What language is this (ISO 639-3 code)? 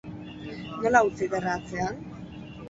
eus